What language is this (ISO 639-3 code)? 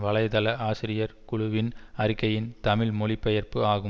tam